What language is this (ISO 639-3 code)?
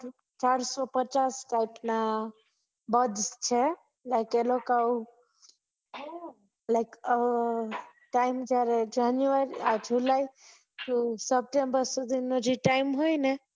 guj